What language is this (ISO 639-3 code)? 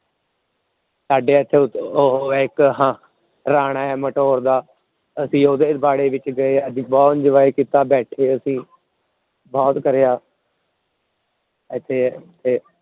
pan